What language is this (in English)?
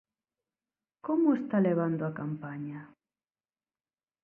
Galician